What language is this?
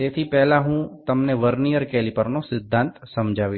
Gujarati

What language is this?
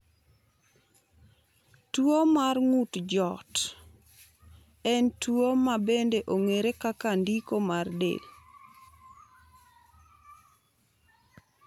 Luo (Kenya and Tanzania)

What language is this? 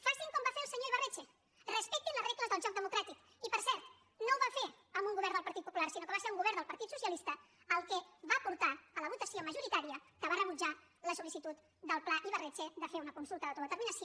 Catalan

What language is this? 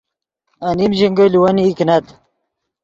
Yidgha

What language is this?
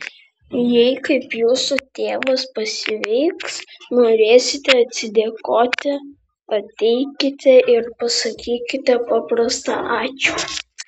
Lithuanian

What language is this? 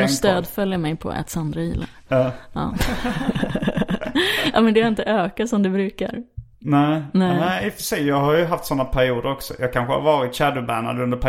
Swedish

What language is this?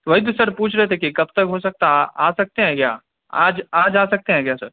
Urdu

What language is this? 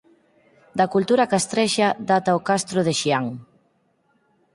Galician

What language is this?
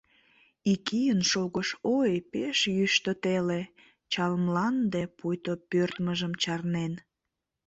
Mari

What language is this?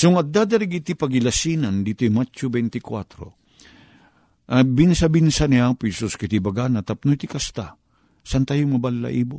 Filipino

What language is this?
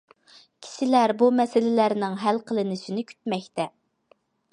Uyghur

